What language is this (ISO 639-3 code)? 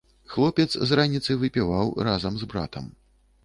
bel